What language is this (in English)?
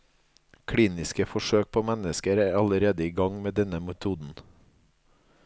Norwegian